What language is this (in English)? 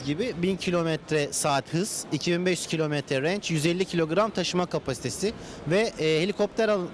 Turkish